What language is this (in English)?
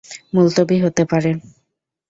Bangla